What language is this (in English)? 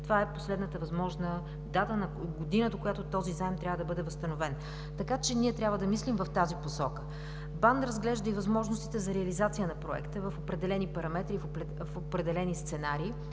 Bulgarian